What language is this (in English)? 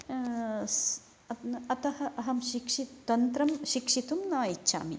Sanskrit